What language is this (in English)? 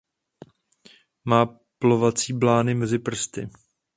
Czech